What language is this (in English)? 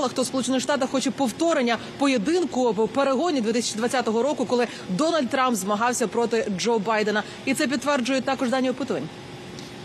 Ukrainian